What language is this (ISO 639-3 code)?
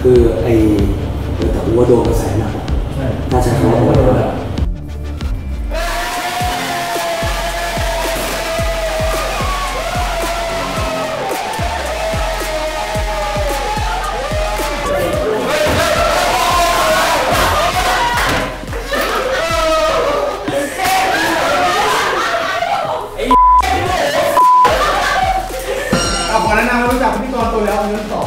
tha